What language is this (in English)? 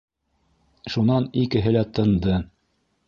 Bashkir